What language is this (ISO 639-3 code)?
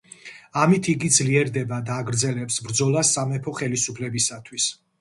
kat